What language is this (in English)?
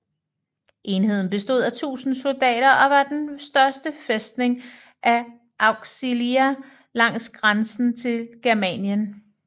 Danish